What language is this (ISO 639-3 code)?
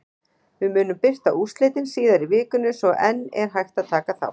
isl